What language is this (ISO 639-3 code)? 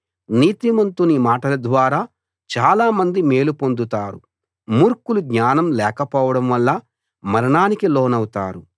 tel